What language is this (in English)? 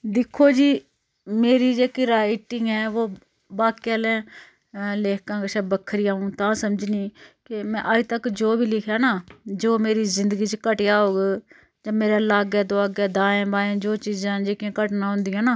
Dogri